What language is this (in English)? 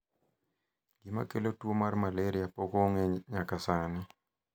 Luo (Kenya and Tanzania)